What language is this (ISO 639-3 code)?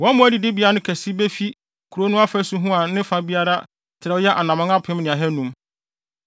aka